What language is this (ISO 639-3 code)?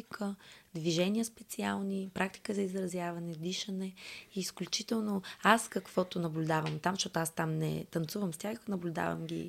bul